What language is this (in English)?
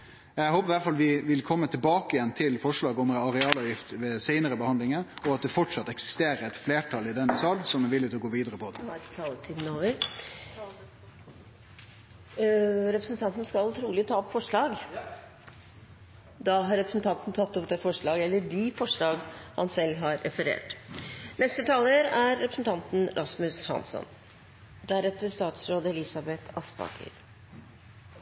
Norwegian